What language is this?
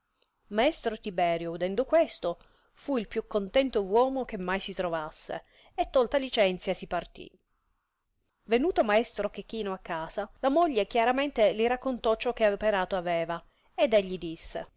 Italian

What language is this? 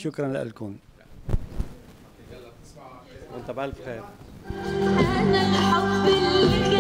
Arabic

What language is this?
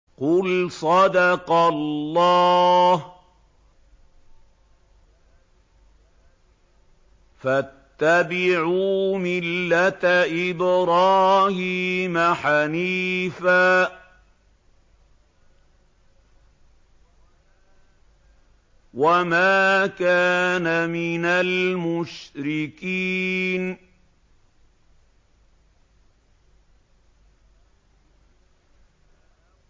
Arabic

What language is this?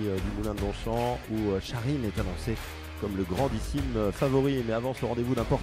French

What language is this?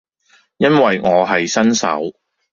Cantonese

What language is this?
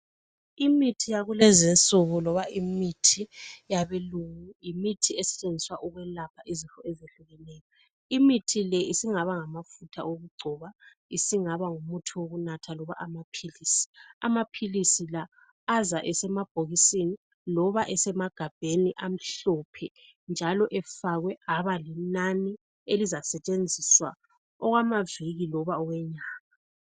North Ndebele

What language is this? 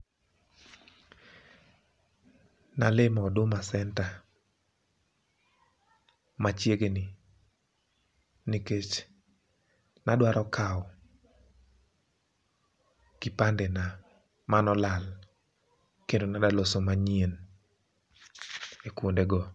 Luo (Kenya and Tanzania)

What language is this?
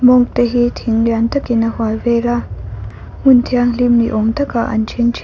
Mizo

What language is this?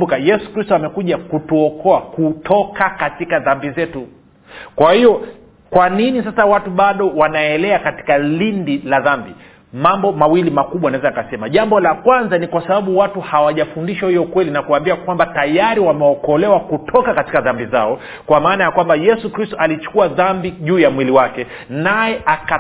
Swahili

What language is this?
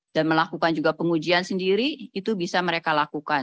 Indonesian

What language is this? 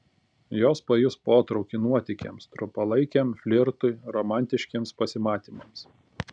Lithuanian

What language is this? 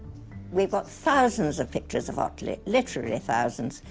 English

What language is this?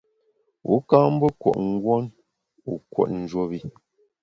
Bamun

